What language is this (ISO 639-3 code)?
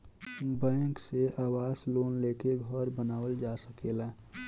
bho